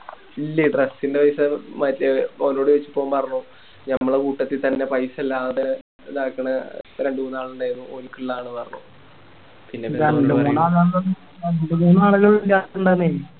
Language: Malayalam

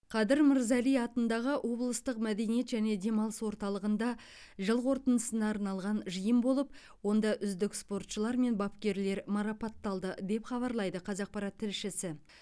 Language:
Kazakh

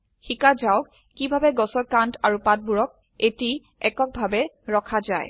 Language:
Assamese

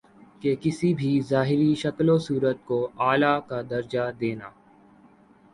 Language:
Urdu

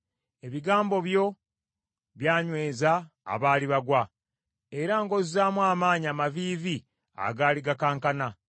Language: Ganda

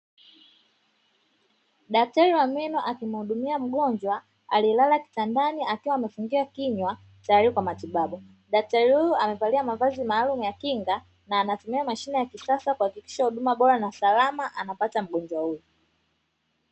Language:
Swahili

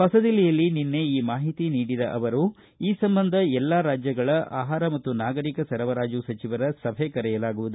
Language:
Kannada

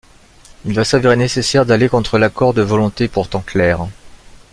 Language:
French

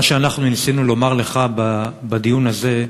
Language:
Hebrew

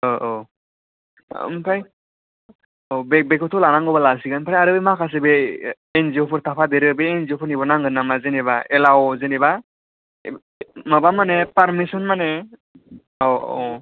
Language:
Bodo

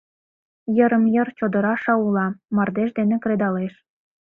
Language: Mari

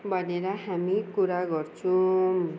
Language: Nepali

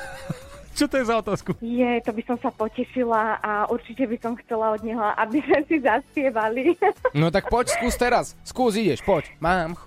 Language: Slovak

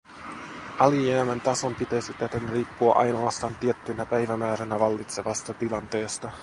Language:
Finnish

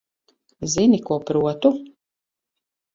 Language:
Latvian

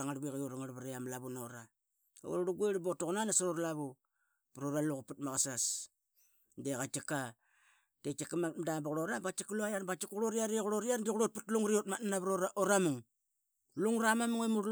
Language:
Qaqet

